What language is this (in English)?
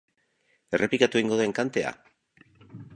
Basque